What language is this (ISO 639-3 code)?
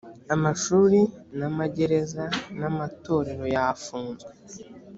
kin